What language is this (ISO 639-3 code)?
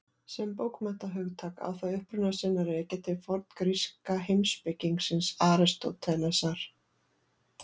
isl